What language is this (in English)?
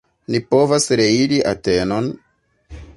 Esperanto